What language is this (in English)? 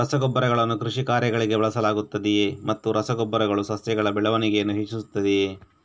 Kannada